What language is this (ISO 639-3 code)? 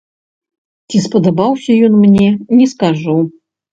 bel